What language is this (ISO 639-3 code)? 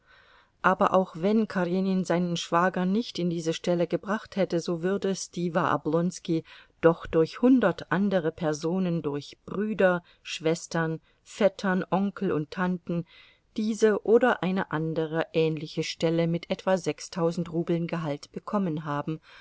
deu